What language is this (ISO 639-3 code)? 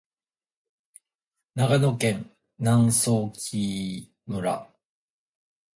jpn